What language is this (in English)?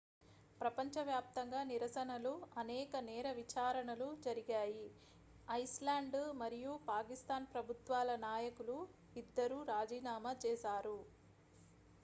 Telugu